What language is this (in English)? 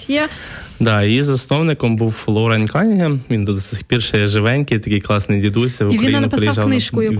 Ukrainian